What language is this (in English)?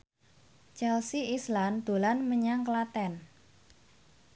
Javanese